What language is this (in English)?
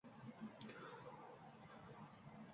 Uzbek